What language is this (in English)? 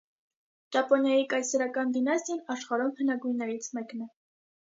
Armenian